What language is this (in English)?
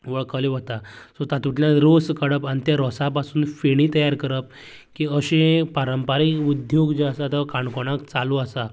Konkani